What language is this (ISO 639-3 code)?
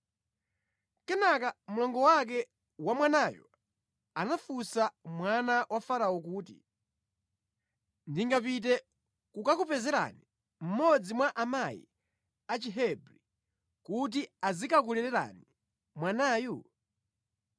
nya